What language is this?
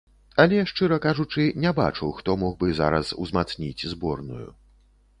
Belarusian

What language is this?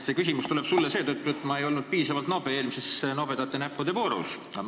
Estonian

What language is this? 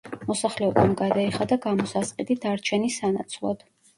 Georgian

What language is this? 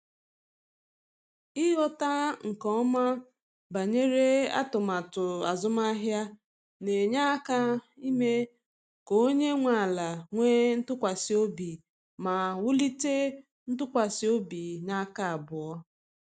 Igbo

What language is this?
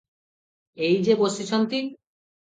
Odia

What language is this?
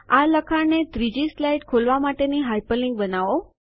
Gujarati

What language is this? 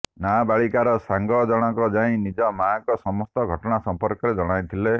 Odia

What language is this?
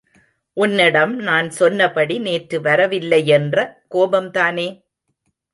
Tamil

